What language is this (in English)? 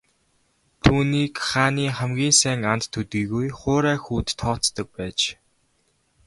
Mongolian